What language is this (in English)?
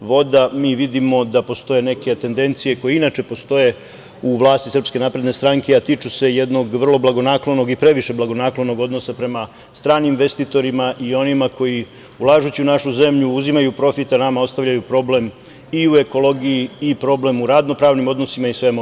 Serbian